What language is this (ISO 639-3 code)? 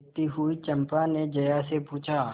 hin